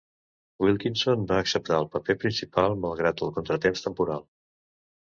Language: Catalan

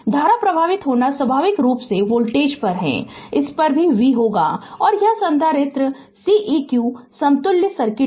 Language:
Hindi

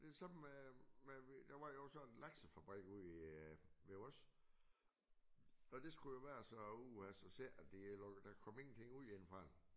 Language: Danish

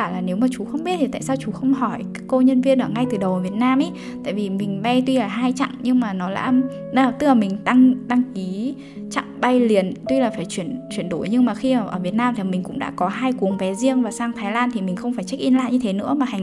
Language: Vietnamese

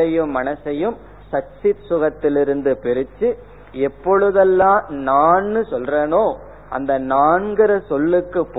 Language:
Tamil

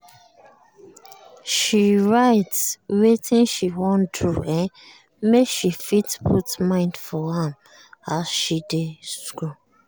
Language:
Nigerian Pidgin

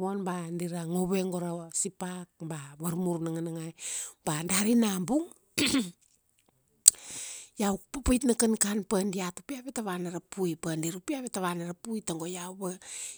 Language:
Kuanua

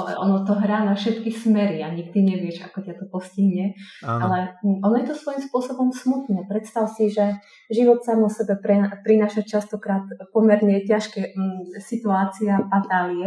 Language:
Slovak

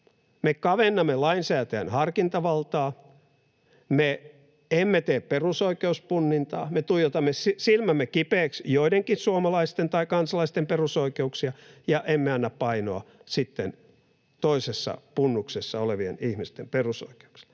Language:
Finnish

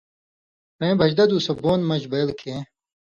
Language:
Indus Kohistani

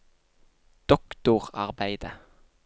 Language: Norwegian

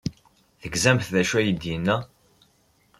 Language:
Kabyle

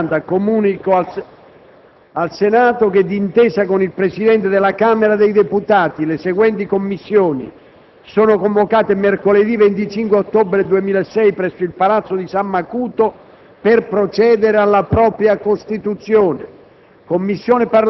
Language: Italian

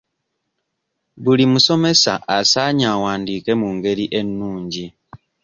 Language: Ganda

